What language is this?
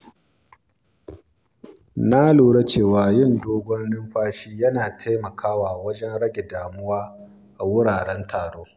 Hausa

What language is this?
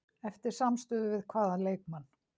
Icelandic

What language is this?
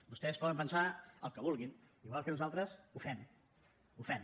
Catalan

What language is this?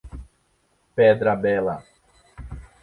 Portuguese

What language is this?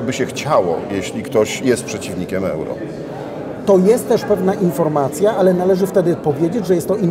Polish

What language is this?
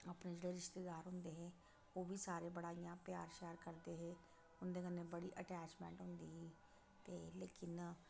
Dogri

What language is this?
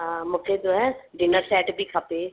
Sindhi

